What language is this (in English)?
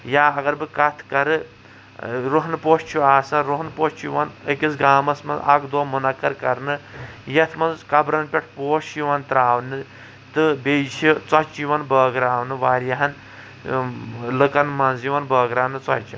Kashmiri